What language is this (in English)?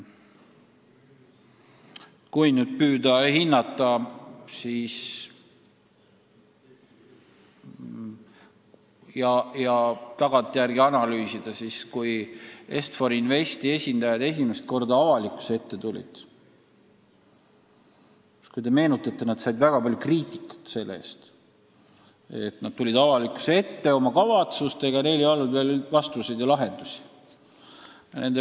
Estonian